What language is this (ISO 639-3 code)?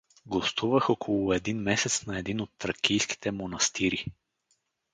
bul